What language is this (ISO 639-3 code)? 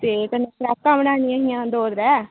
doi